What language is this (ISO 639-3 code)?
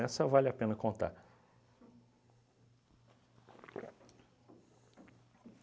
por